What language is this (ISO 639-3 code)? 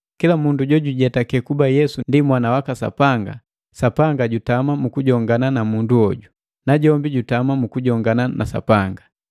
mgv